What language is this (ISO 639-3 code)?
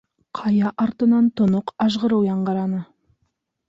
bak